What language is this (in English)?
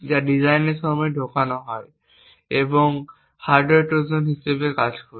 Bangla